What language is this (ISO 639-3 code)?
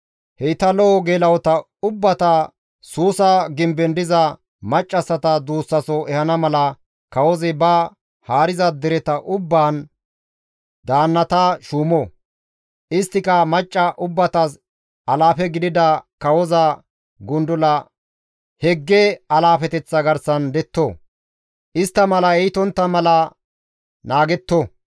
gmv